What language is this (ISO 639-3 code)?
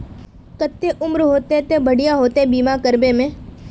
mag